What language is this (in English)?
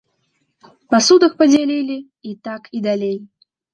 Belarusian